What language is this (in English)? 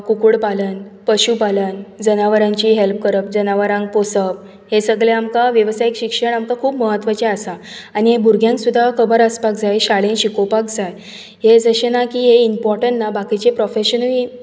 Konkani